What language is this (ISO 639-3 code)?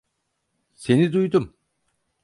tur